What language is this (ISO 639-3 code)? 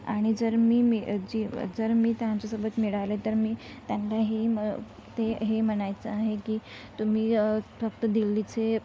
mar